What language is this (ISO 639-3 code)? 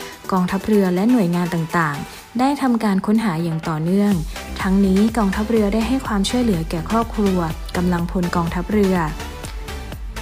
tha